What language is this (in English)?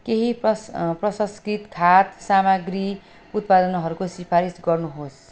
Nepali